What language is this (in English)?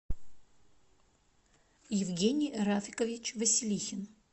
Russian